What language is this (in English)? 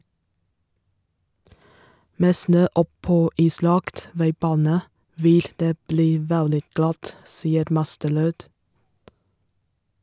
Norwegian